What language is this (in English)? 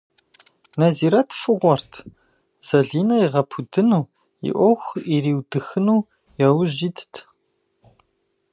Kabardian